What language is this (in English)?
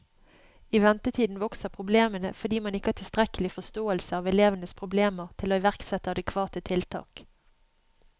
Norwegian